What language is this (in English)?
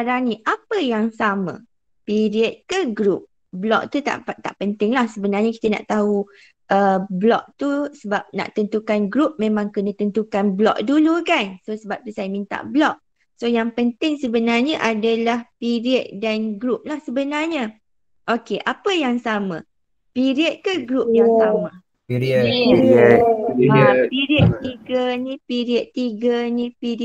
Malay